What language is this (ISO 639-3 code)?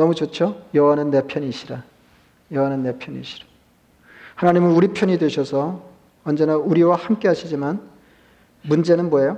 kor